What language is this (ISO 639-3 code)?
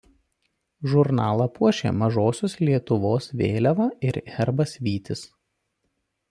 lit